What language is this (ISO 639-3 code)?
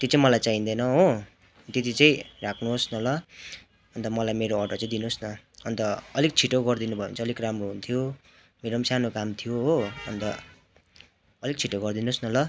nep